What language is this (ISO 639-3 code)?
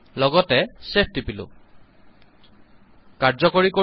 asm